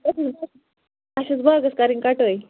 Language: Kashmiri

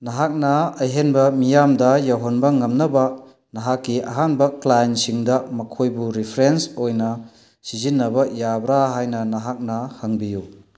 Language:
Manipuri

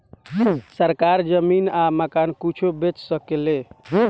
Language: Bhojpuri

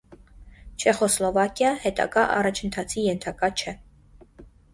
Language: Armenian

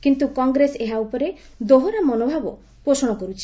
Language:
Odia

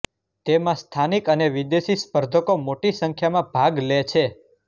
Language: Gujarati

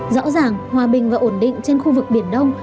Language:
Vietnamese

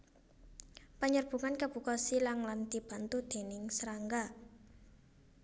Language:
Javanese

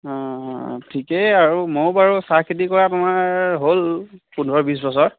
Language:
Assamese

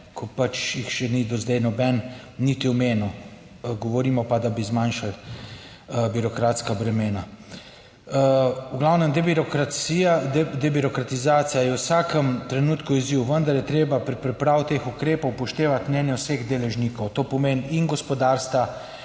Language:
Slovenian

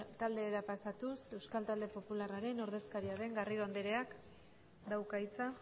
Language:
Basque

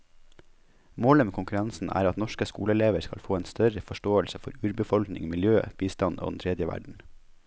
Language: Norwegian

